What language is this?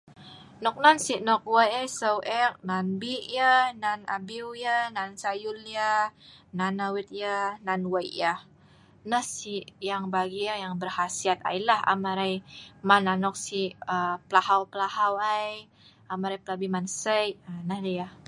Sa'ban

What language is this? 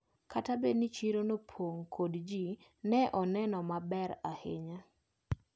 Luo (Kenya and Tanzania)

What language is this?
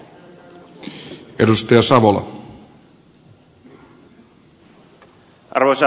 Finnish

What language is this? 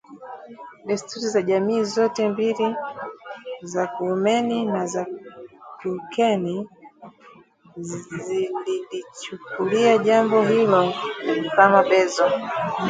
Swahili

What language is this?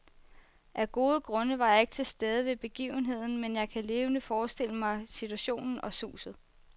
Danish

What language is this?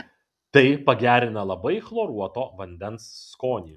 Lithuanian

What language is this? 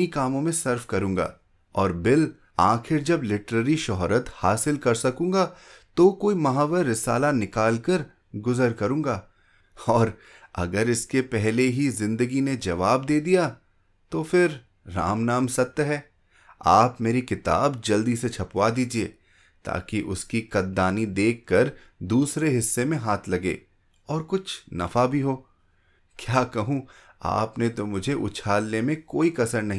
Hindi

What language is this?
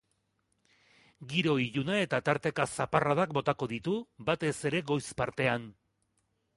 Basque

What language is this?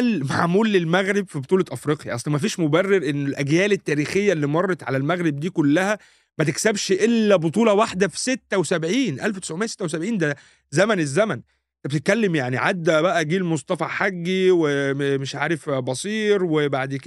Arabic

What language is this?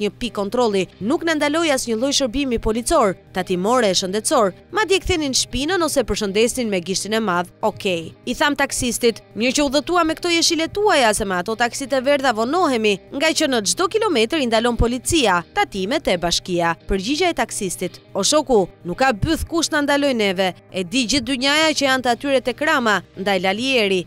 Romanian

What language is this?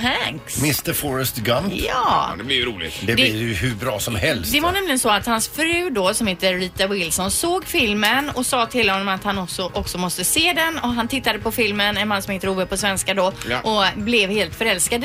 Swedish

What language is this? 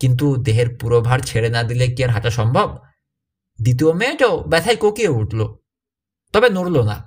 Hindi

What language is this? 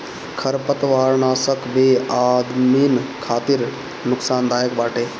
Bhojpuri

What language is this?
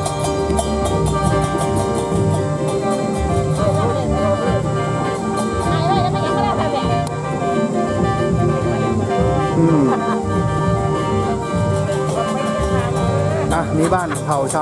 Thai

